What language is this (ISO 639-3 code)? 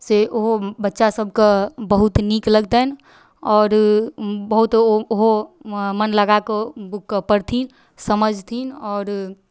mai